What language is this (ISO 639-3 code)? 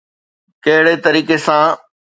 snd